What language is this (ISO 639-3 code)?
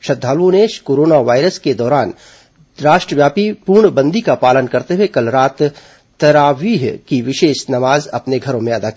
hin